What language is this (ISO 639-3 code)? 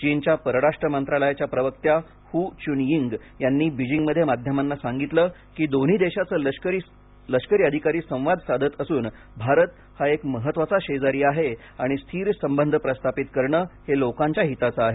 mar